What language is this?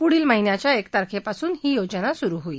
Marathi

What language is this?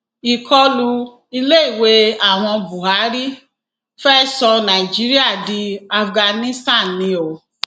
Yoruba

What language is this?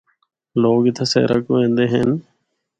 Northern Hindko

